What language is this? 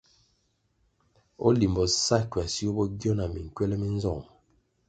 Kwasio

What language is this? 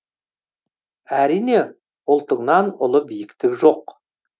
Kazakh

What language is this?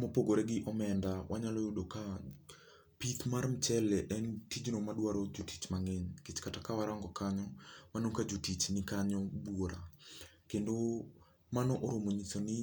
Luo (Kenya and Tanzania)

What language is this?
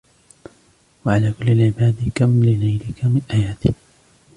Arabic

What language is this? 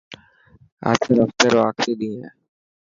Dhatki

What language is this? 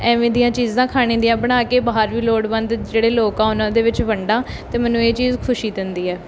Punjabi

